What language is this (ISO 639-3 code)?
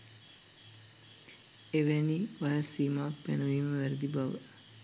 sin